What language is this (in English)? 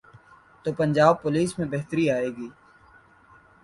Urdu